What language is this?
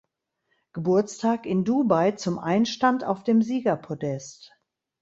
German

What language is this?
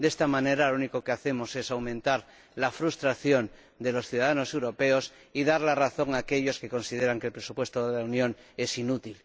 Spanish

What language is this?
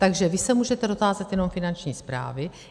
Czech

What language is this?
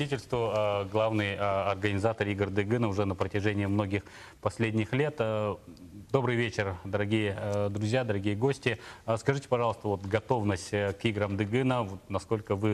Russian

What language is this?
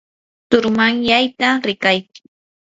Yanahuanca Pasco Quechua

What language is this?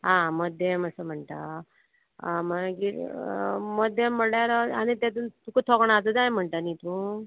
Konkani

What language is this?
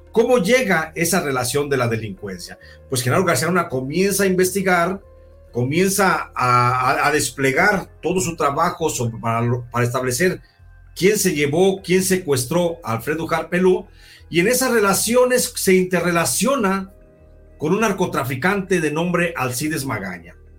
Spanish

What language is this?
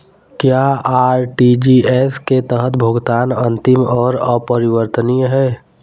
Hindi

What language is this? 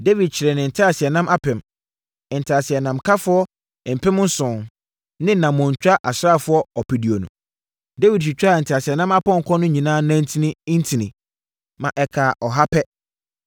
Akan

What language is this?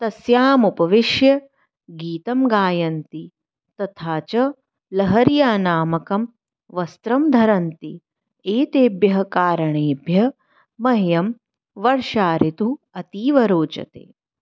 Sanskrit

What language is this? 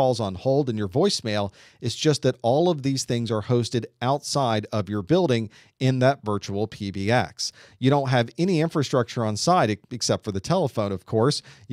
English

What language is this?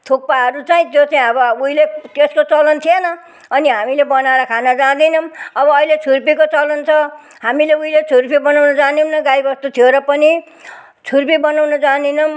Nepali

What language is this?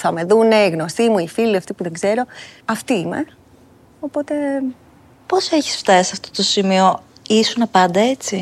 Greek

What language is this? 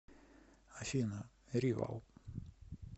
Russian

